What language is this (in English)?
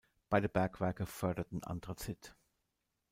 German